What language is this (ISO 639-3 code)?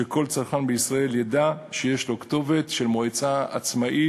heb